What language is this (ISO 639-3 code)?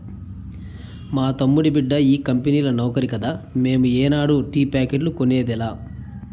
tel